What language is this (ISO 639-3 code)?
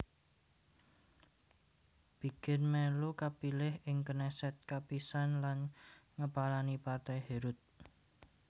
jav